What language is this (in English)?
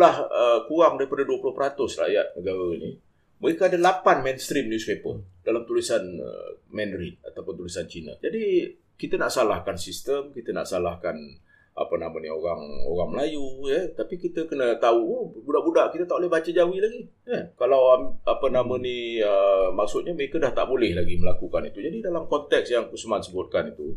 Malay